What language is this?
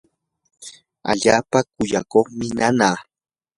Yanahuanca Pasco Quechua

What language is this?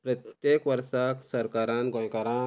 Konkani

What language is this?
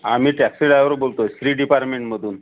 Marathi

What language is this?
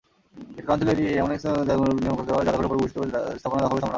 Bangla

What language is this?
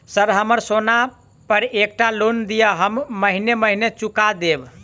Maithili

